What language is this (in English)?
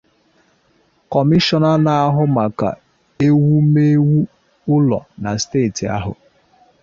Igbo